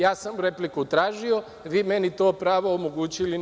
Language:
Serbian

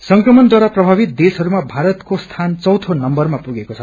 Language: Nepali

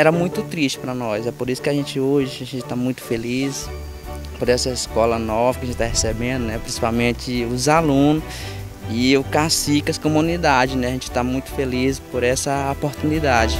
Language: Portuguese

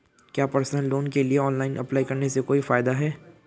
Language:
Hindi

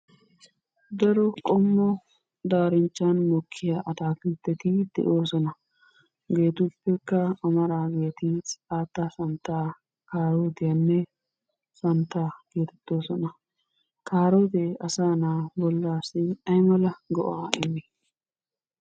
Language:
Wolaytta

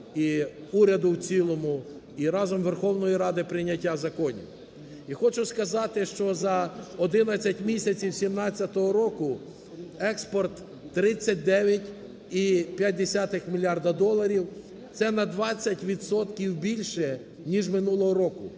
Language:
Ukrainian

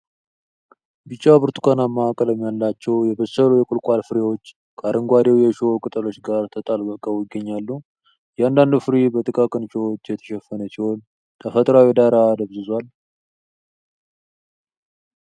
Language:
Amharic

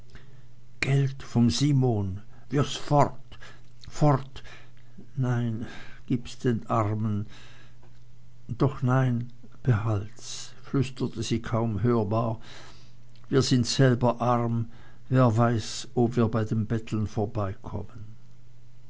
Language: German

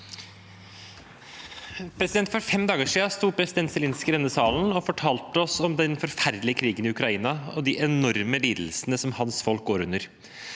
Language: Norwegian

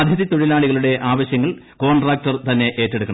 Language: Malayalam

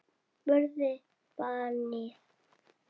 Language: Icelandic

